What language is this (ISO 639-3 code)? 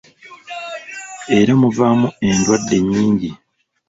lug